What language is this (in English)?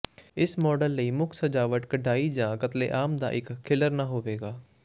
Punjabi